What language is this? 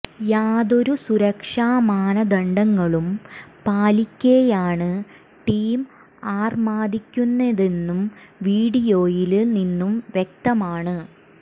Malayalam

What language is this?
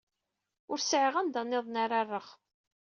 Kabyle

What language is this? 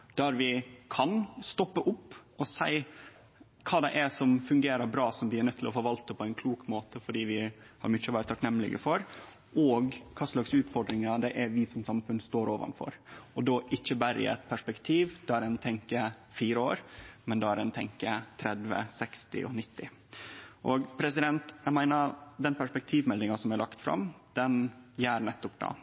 Norwegian Nynorsk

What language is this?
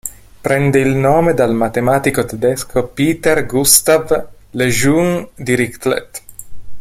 Italian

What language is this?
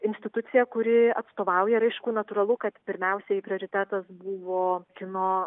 Lithuanian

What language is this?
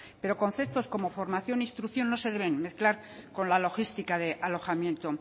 Spanish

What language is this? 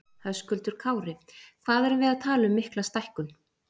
Icelandic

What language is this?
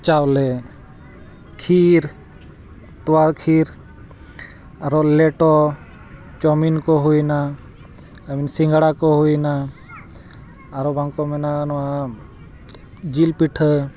Santali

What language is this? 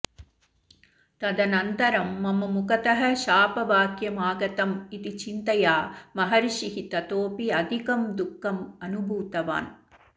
Sanskrit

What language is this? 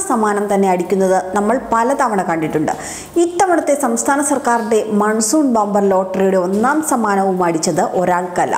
Arabic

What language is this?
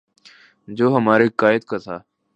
Urdu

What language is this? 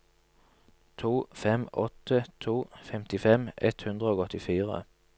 Norwegian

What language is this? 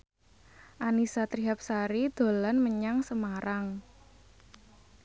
Javanese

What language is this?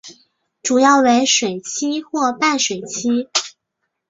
Chinese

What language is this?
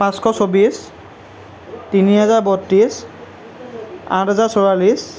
Assamese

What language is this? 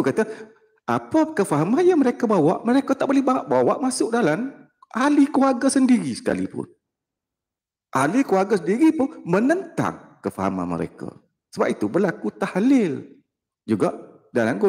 Malay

